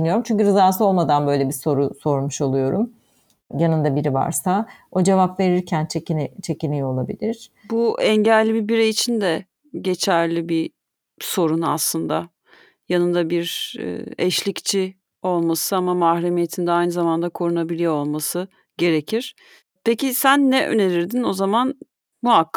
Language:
Turkish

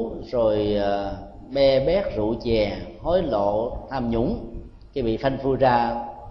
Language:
Vietnamese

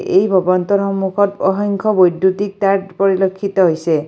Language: Assamese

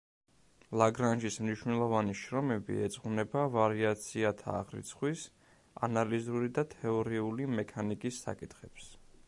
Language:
Georgian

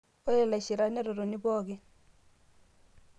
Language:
Masai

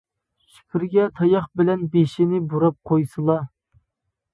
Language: Uyghur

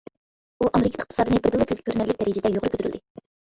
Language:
Uyghur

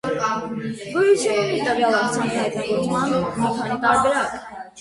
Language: Armenian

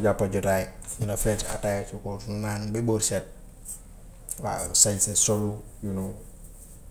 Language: Gambian Wolof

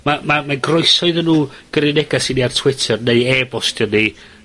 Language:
Welsh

